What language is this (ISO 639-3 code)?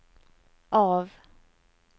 nor